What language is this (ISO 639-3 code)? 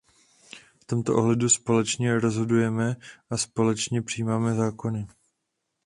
ces